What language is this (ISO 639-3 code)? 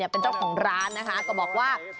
tha